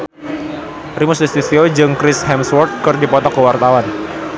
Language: Sundanese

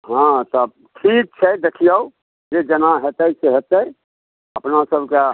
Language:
Maithili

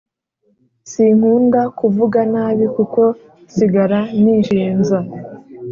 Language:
Kinyarwanda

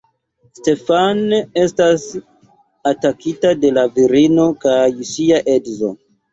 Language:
Esperanto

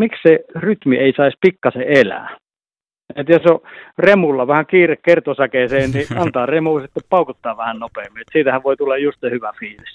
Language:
Finnish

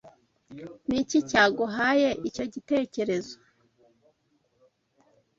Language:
Kinyarwanda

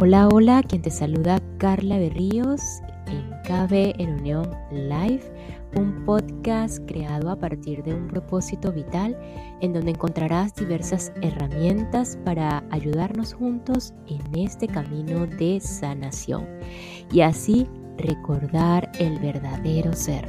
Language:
Spanish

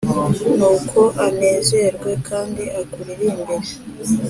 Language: Kinyarwanda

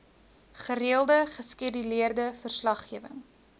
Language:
Afrikaans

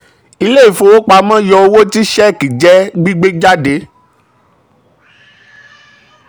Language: Yoruba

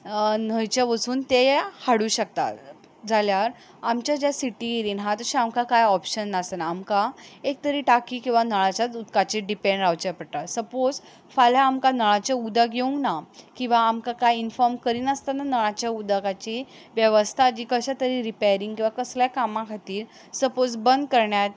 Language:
Konkani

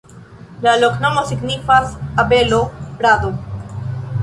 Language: Esperanto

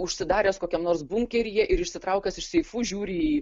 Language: Lithuanian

